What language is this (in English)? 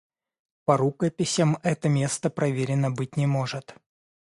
Russian